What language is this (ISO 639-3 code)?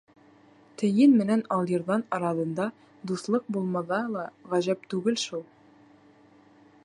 bak